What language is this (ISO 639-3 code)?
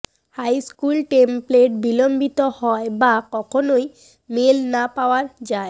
ben